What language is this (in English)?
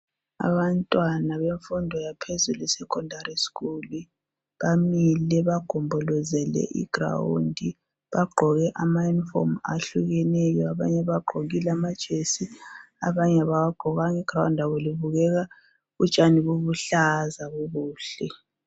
North Ndebele